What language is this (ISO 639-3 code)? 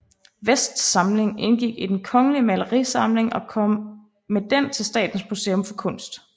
dan